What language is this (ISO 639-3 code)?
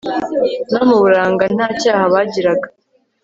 kin